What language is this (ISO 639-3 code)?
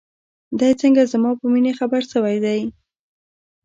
pus